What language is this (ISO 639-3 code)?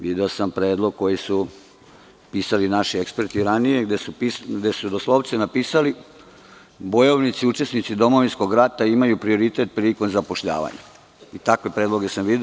srp